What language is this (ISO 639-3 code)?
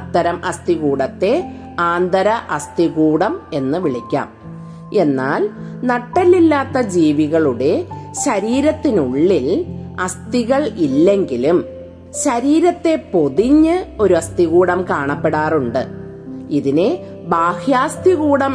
mal